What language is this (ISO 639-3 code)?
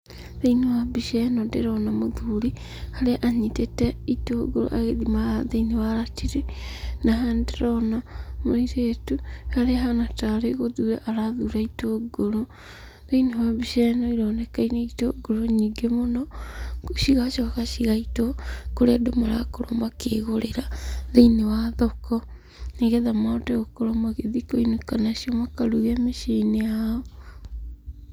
kik